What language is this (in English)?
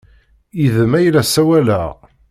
Kabyle